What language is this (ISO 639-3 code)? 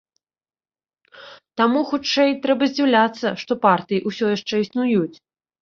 bel